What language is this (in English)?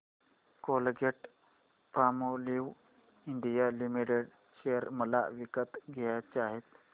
Marathi